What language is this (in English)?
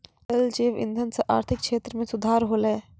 Maithili